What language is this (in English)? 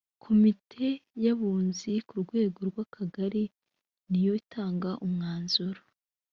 Kinyarwanda